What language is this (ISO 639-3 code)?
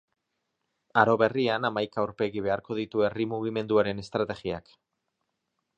eus